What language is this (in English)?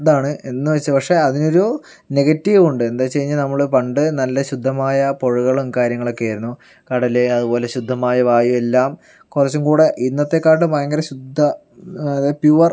Malayalam